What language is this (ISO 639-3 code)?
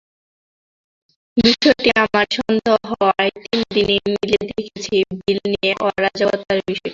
ben